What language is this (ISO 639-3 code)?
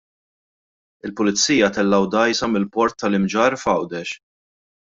mlt